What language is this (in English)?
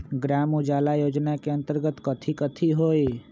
Magahi